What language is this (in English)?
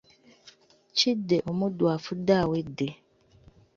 Ganda